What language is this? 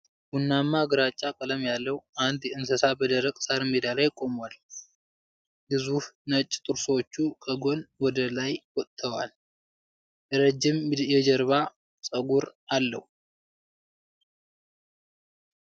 Amharic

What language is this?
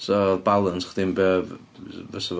Welsh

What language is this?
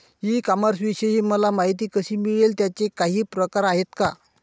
Marathi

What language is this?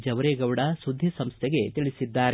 Kannada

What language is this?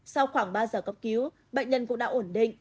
Vietnamese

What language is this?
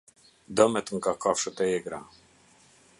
Albanian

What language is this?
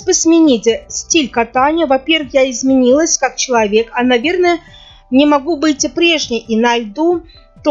Russian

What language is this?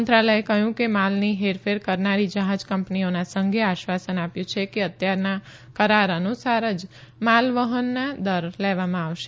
Gujarati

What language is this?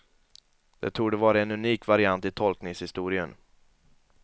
Swedish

